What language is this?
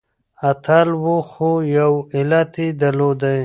Pashto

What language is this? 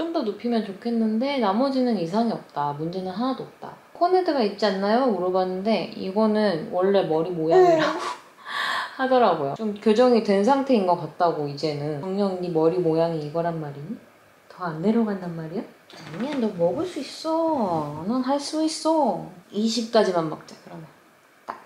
Korean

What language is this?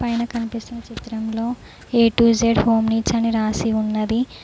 Telugu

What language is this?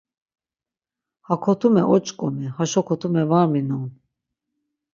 Laz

